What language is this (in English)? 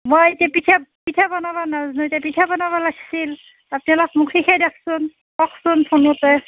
Assamese